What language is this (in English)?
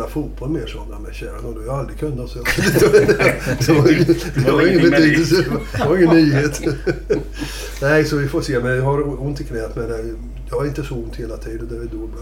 Swedish